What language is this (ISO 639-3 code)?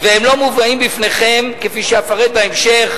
heb